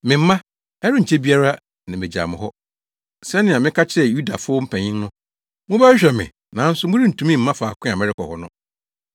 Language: Akan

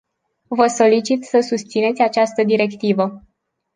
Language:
Romanian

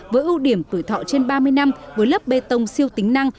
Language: Vietnamese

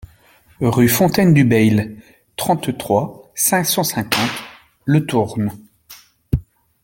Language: French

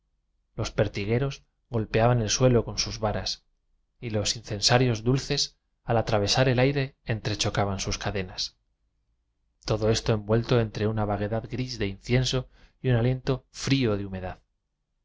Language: Spanish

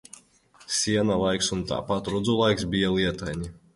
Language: Latvian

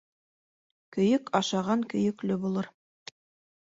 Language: Bashkir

